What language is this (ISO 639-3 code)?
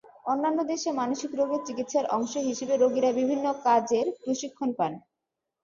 ben